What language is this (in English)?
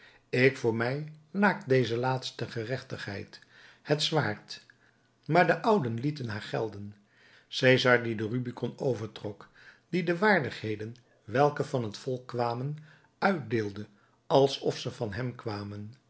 Dutch